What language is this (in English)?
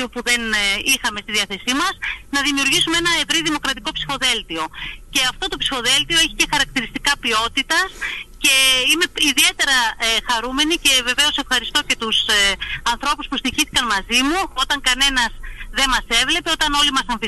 Greek